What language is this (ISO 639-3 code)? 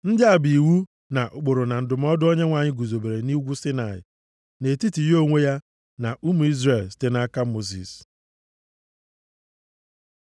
ibo